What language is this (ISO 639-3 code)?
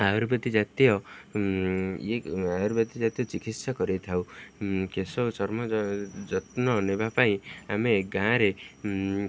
ori